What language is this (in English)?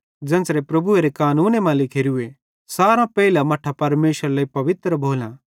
Bhadrawahi